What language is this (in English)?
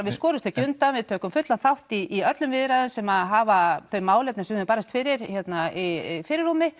Icelandic